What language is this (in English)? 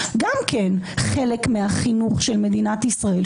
Hebrew